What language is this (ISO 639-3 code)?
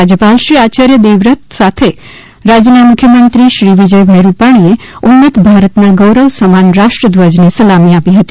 guj